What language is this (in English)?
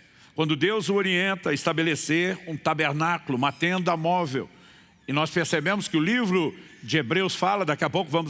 Portuguese